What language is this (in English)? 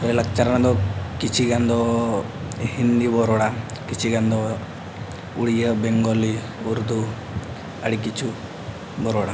Santali